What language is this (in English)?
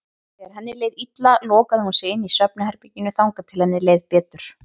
Icelandic